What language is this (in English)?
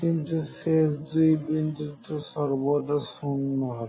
Bangla